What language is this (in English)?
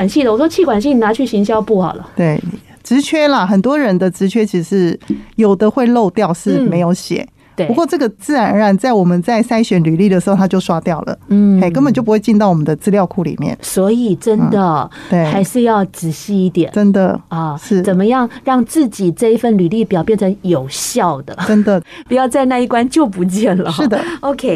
Chinese